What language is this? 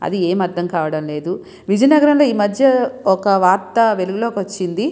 Telugu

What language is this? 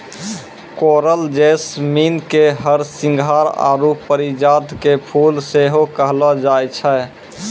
Maithili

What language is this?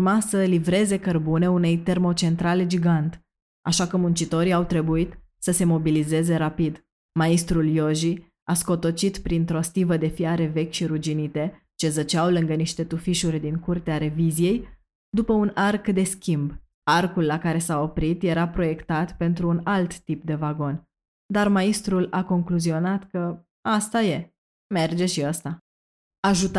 Romanian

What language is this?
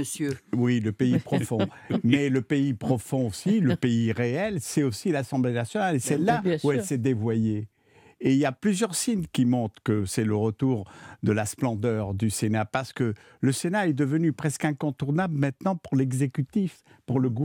French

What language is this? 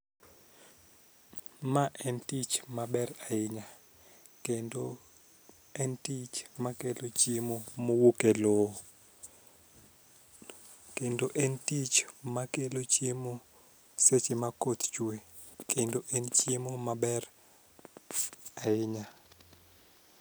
Luo (Kenya and Tanzania)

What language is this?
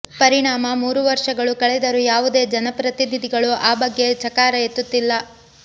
Kannada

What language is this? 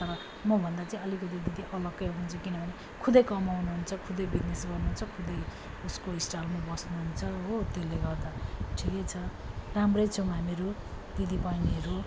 Nepali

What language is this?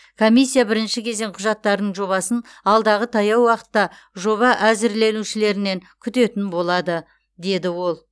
Kazakh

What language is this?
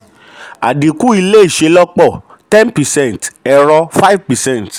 Yoruba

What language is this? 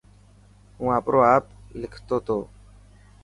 Dhatki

